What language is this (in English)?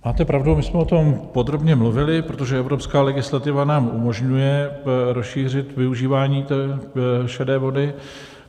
Czech